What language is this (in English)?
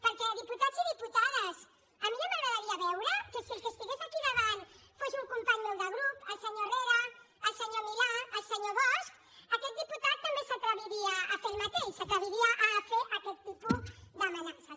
Catalan